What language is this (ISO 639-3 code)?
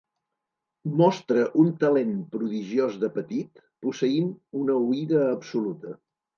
cat